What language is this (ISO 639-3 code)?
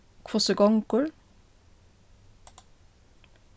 fao